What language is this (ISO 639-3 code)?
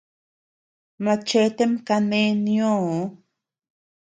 cux